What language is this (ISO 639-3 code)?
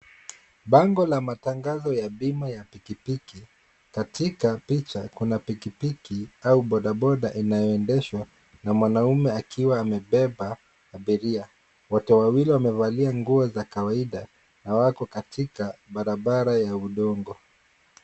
swa